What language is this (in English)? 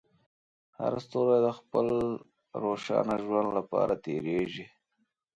Pashto